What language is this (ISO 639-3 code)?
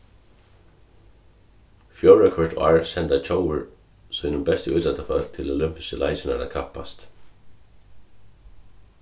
fao